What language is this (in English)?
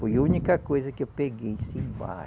Portuguese